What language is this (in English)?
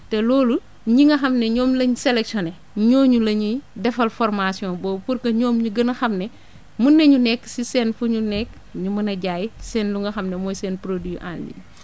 Wolof